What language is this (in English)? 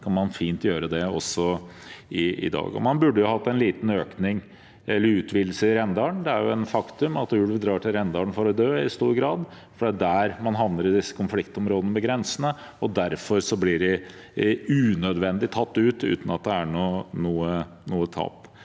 Norwegian